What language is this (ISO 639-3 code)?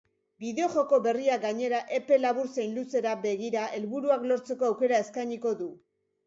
eus